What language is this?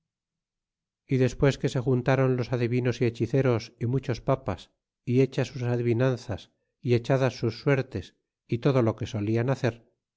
Spanish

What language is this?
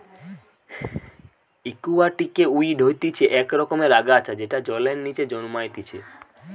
Bangla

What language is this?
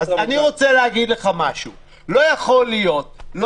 Hebrew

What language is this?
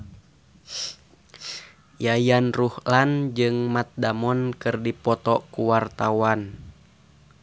Sundanese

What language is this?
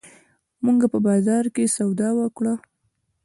Pashto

